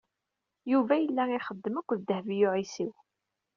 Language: Kabyle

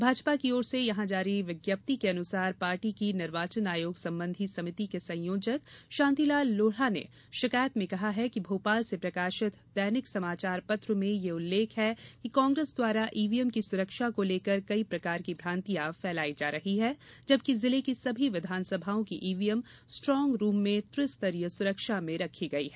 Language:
Hindi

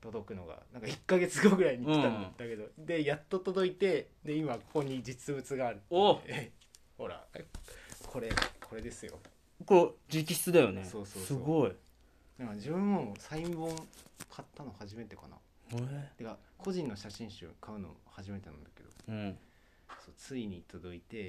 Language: Japanese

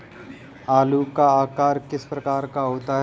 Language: Hindi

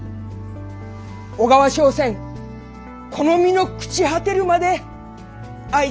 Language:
Japanese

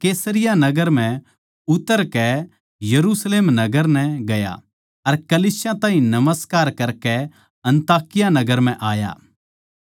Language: Haryanvi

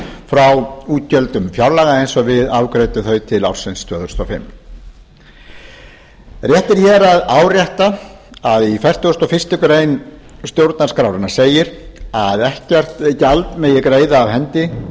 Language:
Icelandic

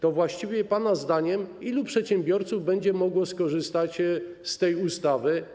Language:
Polish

